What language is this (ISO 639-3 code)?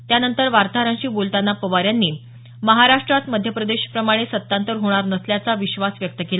mar